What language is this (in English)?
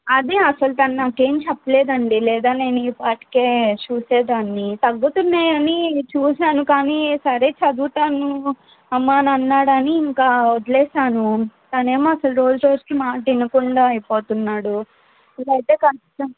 Telugu